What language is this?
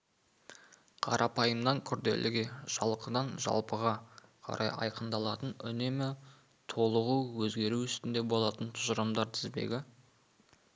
Kazakh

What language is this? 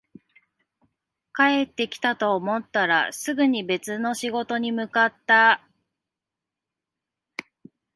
Japanese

